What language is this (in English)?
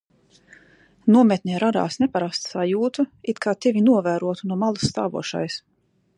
Latvian